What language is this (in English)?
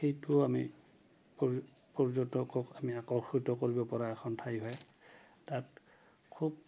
Assamese